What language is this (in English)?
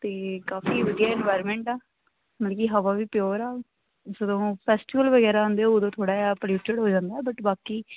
Punjabi